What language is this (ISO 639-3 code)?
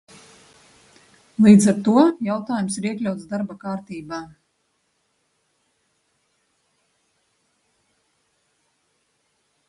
lav